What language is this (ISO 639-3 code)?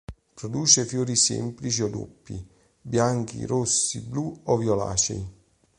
ita